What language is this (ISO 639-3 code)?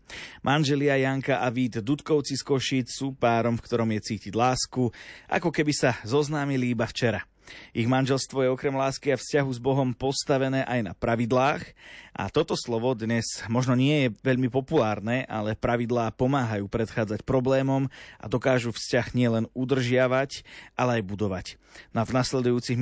slk